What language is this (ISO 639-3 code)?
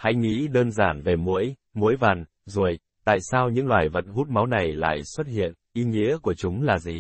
vie